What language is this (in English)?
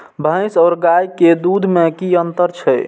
Maithili